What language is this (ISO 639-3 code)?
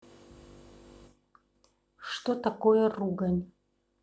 rus